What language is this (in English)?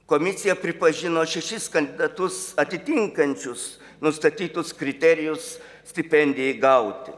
Lithuanian